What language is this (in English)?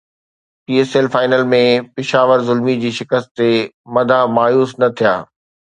Sindhi